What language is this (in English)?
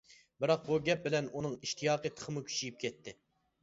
Uyghur